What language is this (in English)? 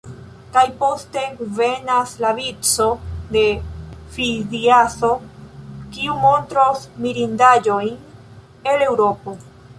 Esperanto